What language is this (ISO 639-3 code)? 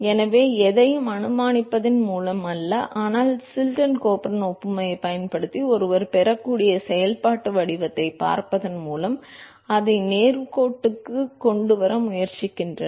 tam